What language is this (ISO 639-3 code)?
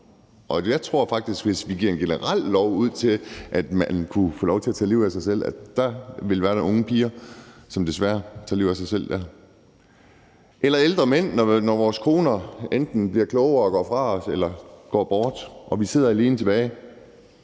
dan